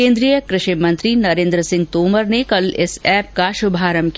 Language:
Hindi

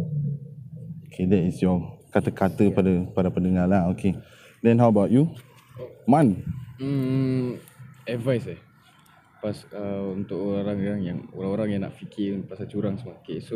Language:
Malay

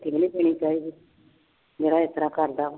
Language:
Punjabi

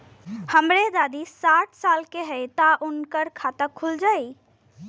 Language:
Bhojpuri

